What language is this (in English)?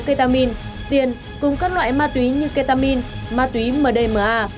Vietnamese